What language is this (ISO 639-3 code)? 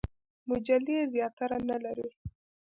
pus